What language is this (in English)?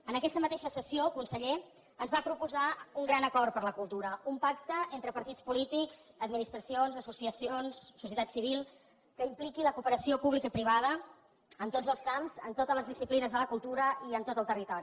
Catalan